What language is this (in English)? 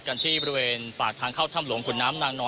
Thai